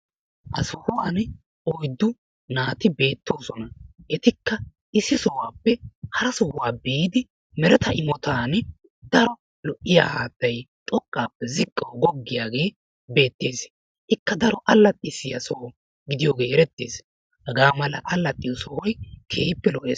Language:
Wolaytta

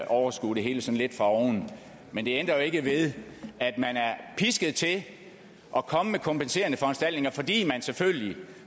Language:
Danish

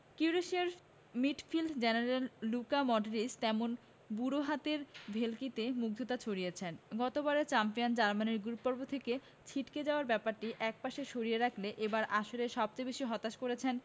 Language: Bangla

